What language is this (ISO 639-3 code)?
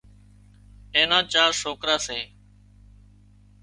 kxp